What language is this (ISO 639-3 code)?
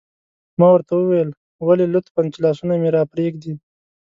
pus